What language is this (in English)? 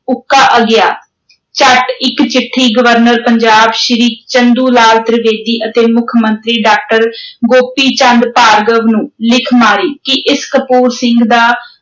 Punjabi